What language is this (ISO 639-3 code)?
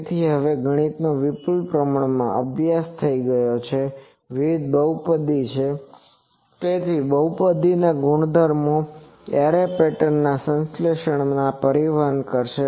guj